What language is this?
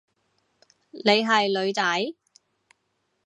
Cantonese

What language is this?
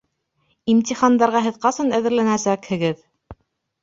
Bashkir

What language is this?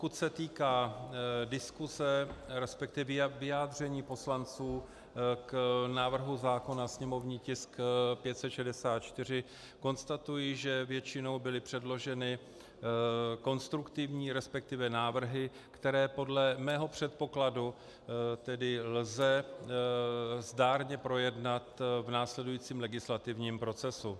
Czech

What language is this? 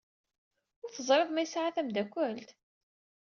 Kabyle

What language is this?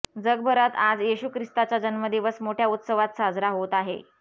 Marathi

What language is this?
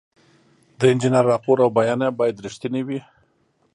Pashto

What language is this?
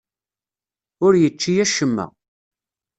Kabyle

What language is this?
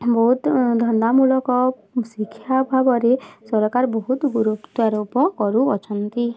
Odia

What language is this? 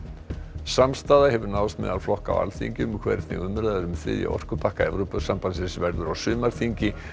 Icelandic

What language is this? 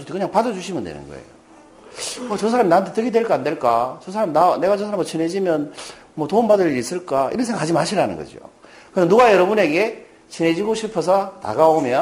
Korean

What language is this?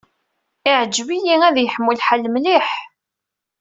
Kabyle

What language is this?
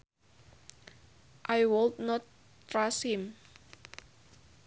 Sundanese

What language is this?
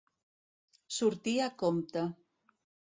Catalan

